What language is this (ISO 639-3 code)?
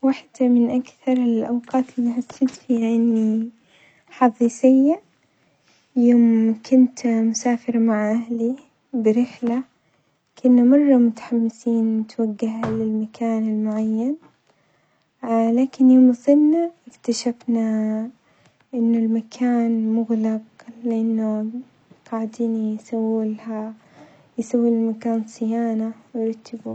acx